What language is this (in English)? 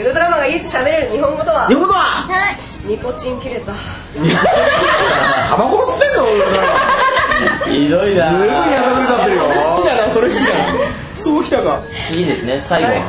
Japanese